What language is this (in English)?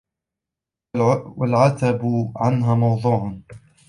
Arabic